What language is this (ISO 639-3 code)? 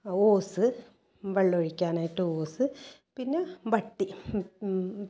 mal